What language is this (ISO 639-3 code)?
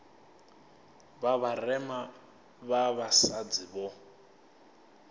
ven